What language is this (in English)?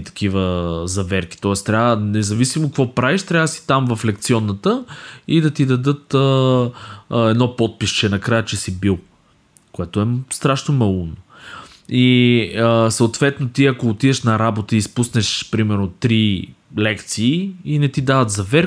Bulgarian